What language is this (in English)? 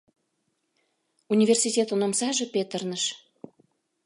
Mari